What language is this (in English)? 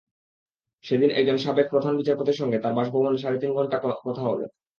Bangla